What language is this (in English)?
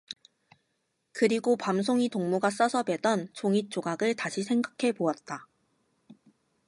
Korean